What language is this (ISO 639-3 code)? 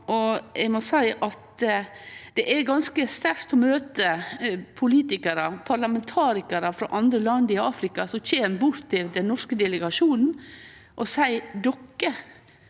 nor